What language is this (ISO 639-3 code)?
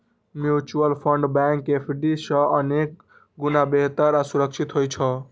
mai